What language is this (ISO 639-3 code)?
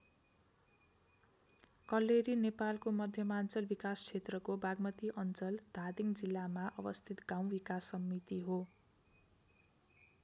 nep